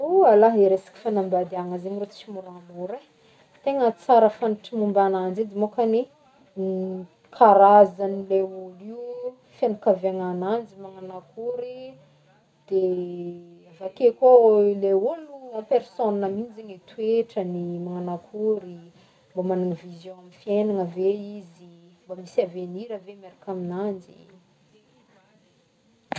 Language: Northern Betsimisaraka Malagasy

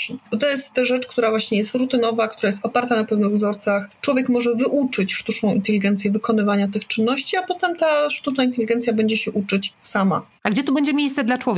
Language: Polish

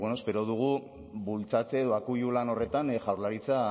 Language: Basque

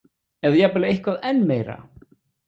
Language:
Icelandic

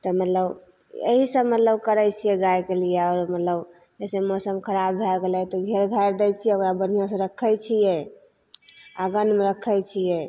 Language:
Maithili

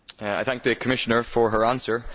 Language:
English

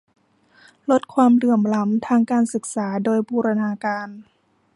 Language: Thai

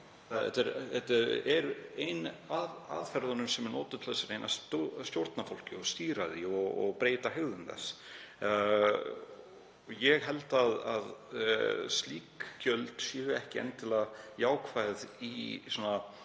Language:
Icelandic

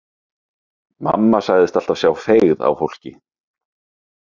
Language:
Icelandic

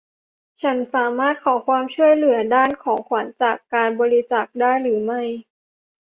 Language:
Thai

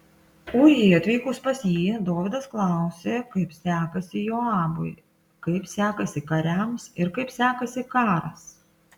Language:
Lithuanian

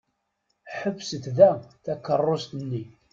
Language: Kabyle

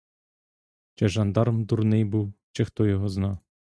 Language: Ukrainian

